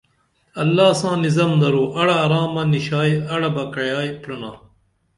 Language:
Dameli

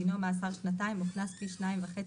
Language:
Hebrew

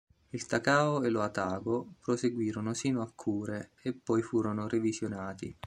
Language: Italian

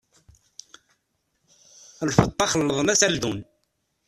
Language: Kabyle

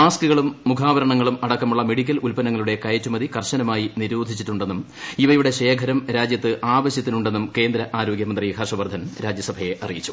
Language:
Malayalam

